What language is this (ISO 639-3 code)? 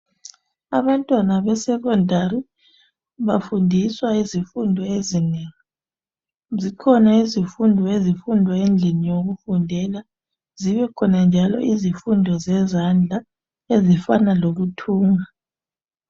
nde